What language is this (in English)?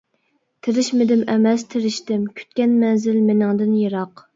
Uyghur